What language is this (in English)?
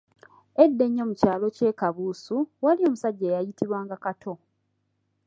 Ganda